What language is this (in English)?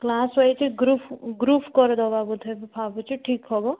Odia